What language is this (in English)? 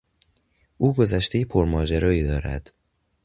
Persian